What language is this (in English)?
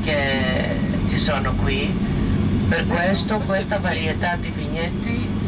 Italian